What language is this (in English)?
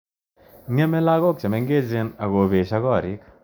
Kalenjin